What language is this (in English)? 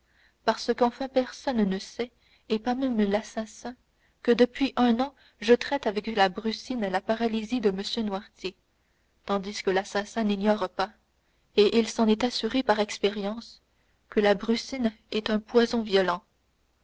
French